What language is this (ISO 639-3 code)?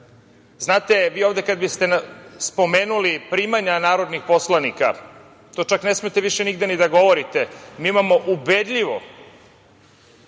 srp